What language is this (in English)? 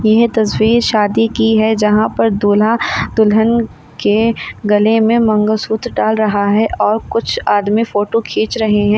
Hindi